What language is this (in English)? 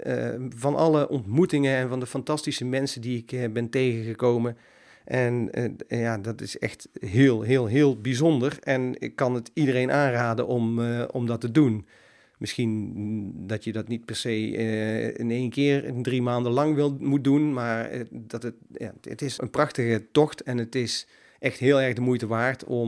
Dutch